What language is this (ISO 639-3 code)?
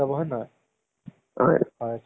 asm